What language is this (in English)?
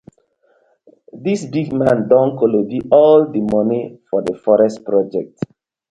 Nigerian Pidgin